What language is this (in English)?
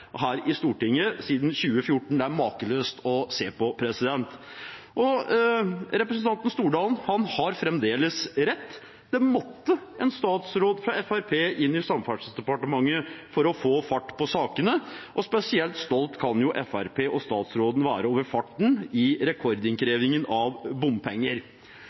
Norwegian Bokmål